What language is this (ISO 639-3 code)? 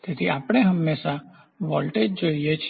guj